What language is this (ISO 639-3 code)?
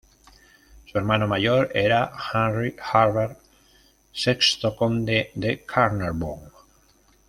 spa